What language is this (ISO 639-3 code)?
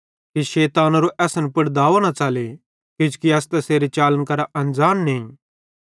bhd